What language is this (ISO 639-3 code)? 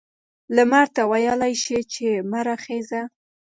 pus